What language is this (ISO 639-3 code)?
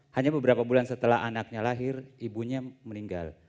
ind